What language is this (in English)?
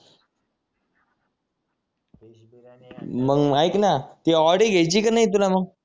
Marathi